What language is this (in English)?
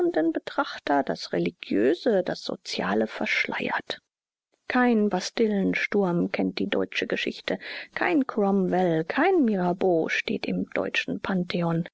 German